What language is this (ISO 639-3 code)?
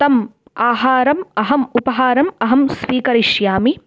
san